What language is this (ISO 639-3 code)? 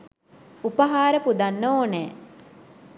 sin